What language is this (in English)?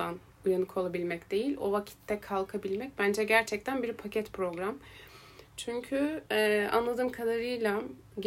Turkish